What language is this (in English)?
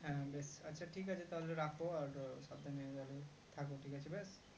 Bangla